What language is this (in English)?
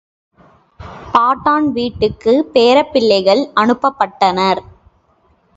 Tamil